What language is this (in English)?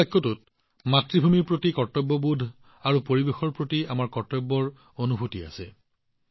Assamese